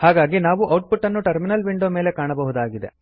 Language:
Kannada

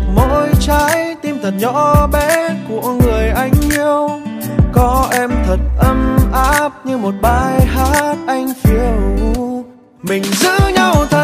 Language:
Vietnamese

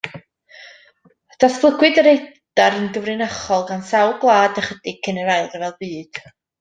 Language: Welsh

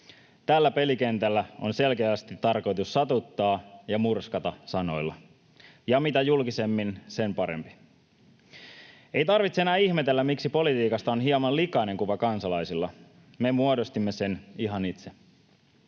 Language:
Finnish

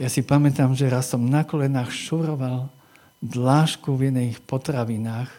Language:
Slovak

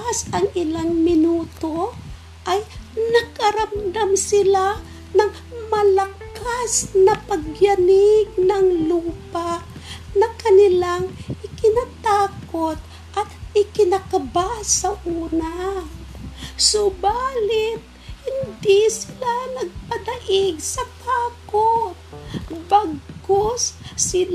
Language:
Filipino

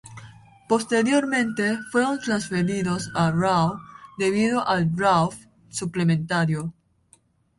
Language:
Spanish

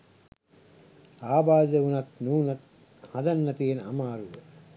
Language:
Sinhala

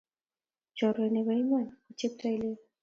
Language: Kalenjin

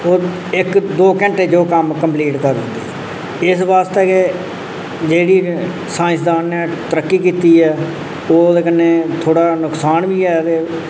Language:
Dogri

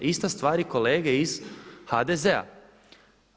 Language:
Croatian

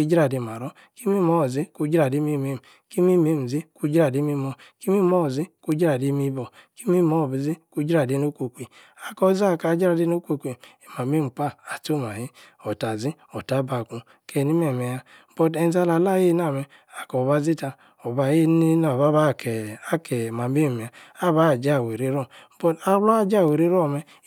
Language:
Yace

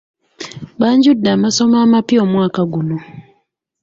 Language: Ganda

